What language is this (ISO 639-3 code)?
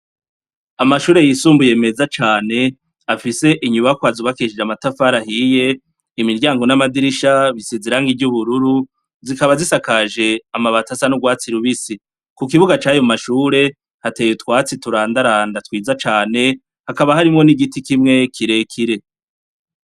run